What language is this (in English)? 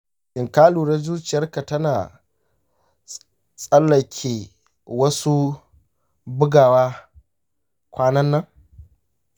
Hausa